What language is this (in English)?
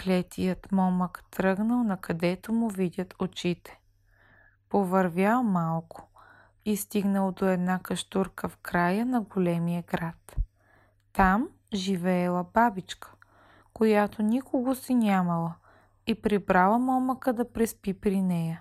Bulgarian